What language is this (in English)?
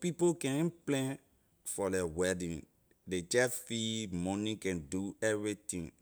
Liberian English